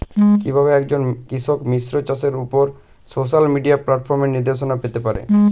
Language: Bangla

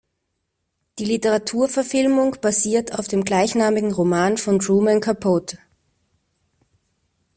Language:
German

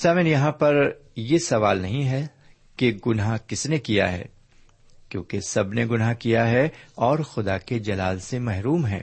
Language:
Urdu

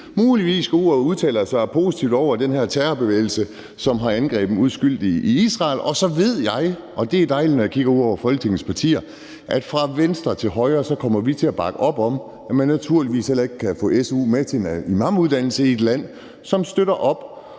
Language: Danish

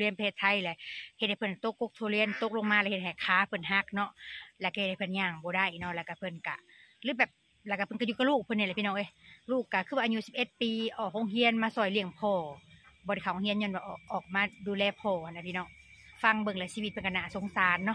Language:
Thai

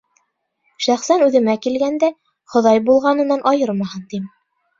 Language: Bashkir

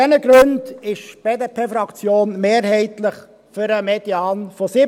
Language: Swiss German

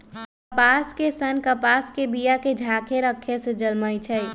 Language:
Magahi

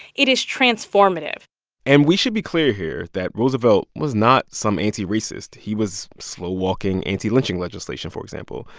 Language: English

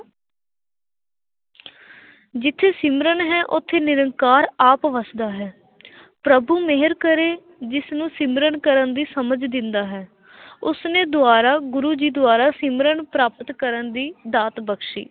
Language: Punjabi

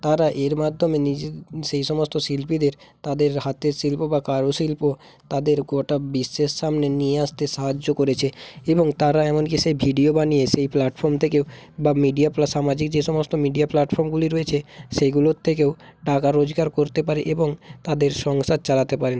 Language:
Bangla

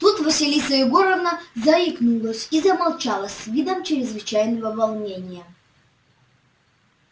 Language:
Russian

